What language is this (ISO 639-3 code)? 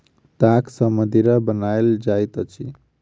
mai